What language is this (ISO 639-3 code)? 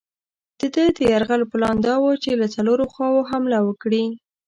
pus